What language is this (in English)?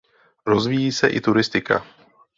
Czech